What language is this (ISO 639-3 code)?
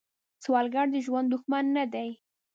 pus